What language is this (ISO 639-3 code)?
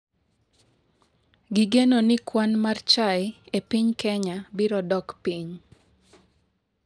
luo